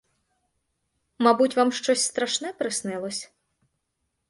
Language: Ukrainian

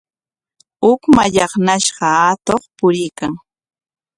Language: Corongo Ancash Quechua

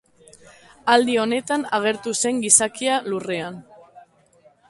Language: Basque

